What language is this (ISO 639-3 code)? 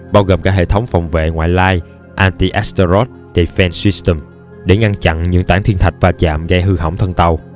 vie